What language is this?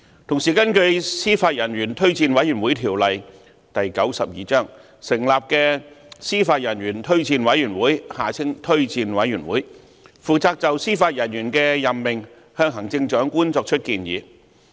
Cantonese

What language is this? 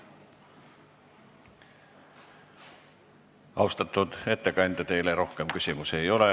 Estonian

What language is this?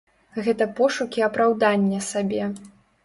Belarusian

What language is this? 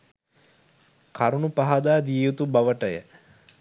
Sinhala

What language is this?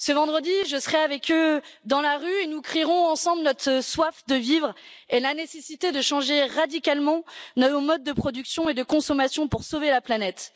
French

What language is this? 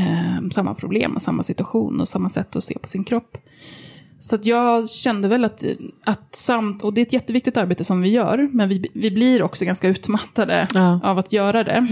Swedish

